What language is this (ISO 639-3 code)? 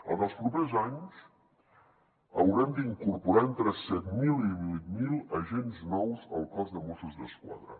cat